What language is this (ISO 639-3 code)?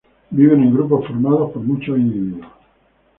spa